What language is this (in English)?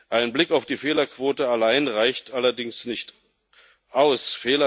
German